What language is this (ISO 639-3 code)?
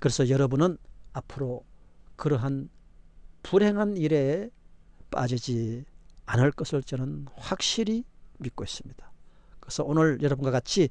kor